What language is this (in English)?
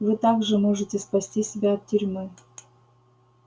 Russian